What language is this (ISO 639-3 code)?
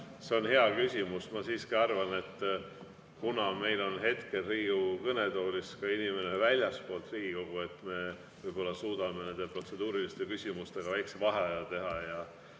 est